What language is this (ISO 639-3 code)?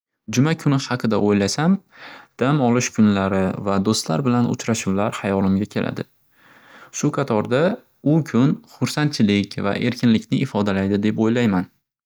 uzb